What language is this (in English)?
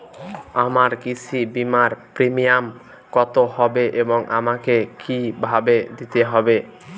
Bangla